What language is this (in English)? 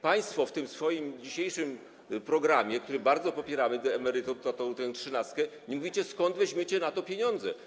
Polish